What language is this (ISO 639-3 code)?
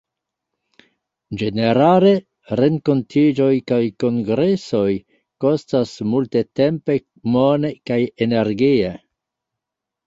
epo